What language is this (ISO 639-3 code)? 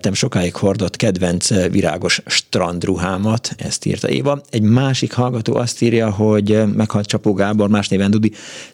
hun